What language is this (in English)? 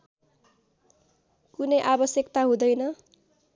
Nepali